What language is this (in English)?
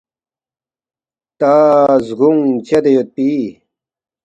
Balti